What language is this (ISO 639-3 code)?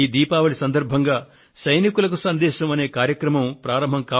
tel